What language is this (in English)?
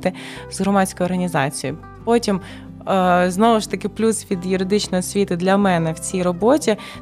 Ukrainian